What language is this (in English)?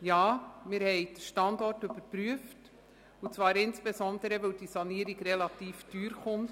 Swiss German